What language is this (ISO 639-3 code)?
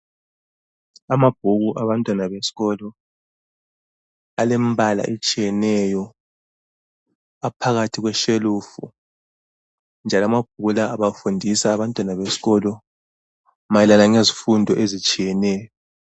nde